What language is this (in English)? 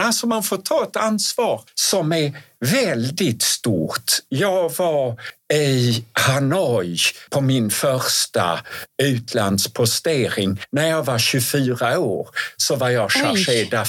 Swedish